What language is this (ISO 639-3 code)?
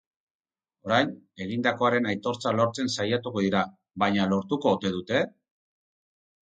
eus